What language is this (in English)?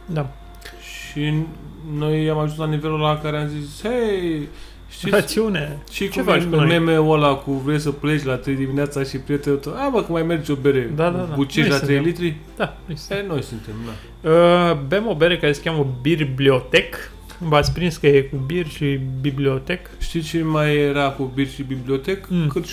Romanian